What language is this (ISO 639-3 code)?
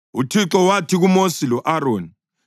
nde